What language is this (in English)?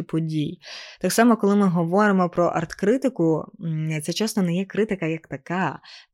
Ukrainian